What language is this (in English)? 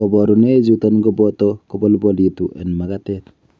Kalenjin